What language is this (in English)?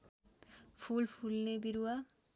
Nepali